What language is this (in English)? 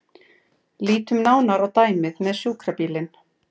Icelandic